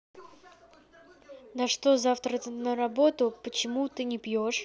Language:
Russian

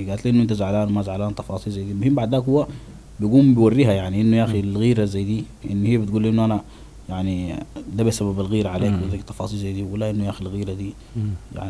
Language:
Arabic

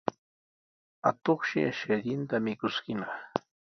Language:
Sihuas Ancash Quechua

